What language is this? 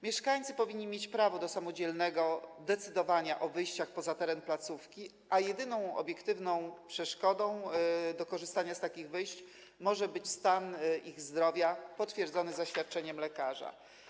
Polish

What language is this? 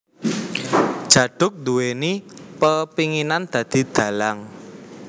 Javanese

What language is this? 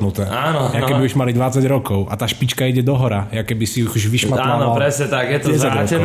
Slovak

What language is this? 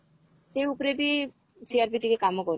Odia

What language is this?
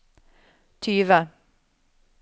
Norwegian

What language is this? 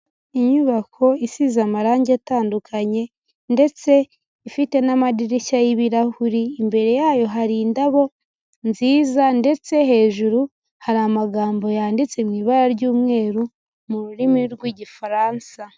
Kinyarwanda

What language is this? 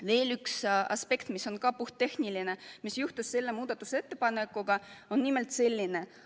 Estonian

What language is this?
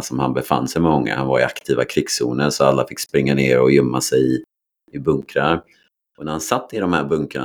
Swedish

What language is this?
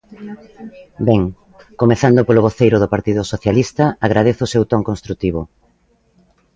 Galician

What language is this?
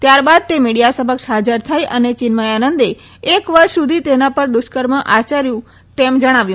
Gujarati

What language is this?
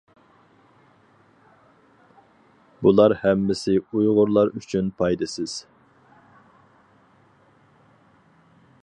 Uyghur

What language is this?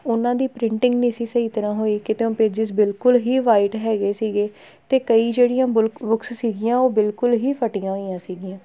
Punjabi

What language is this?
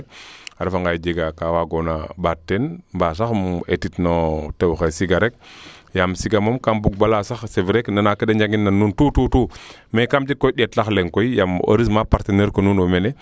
Serer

